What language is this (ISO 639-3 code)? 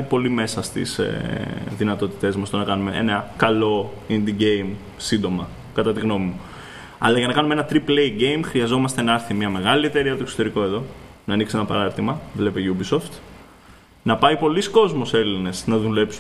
ell